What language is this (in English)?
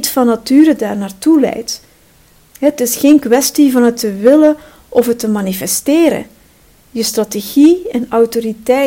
Dutch